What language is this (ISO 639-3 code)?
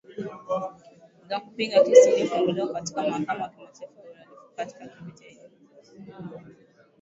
swa